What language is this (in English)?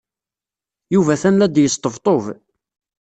Kabyle